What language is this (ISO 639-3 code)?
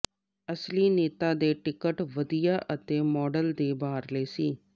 pan